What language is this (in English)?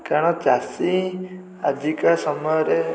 Odia